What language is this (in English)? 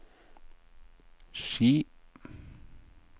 Norwegian